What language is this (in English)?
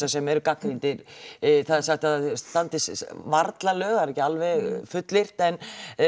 Icelandic